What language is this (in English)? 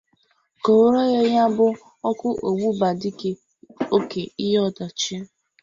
Igbo